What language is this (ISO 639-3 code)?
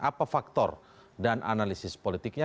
ind